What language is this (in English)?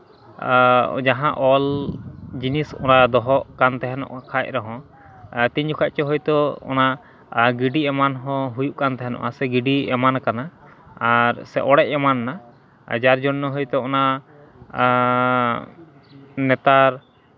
Santali